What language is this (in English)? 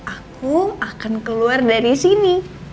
Indonesian